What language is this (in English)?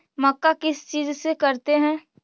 Magahi